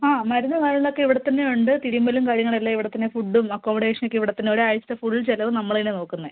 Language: Malayalam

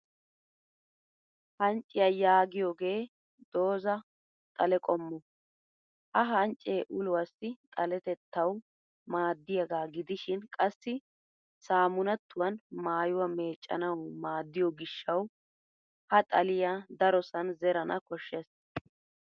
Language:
Wolaytta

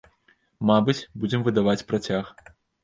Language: Belarusian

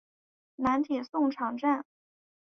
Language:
Chinese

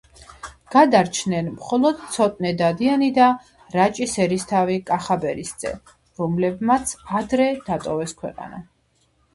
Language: Georgian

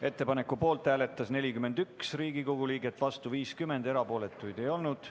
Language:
Estonian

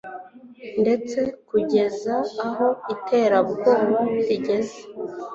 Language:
Kinyarwanda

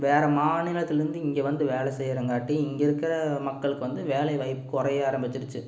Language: Tamil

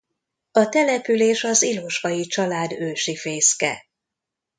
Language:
Hungarian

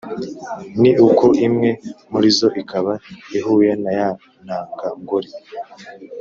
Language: Kinyarwanda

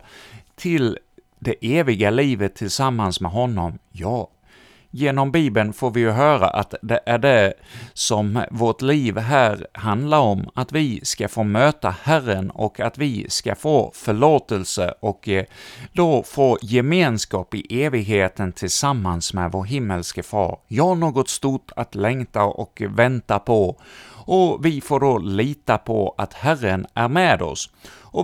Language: Swedish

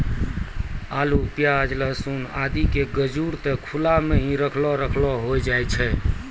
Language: Maithili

